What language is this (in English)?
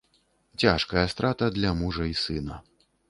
Belarusian